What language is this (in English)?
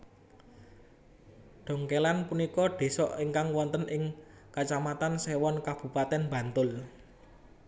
Javanese